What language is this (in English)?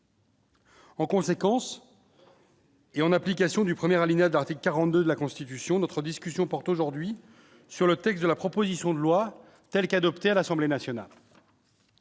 French